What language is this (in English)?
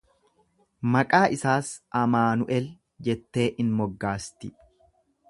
Oromo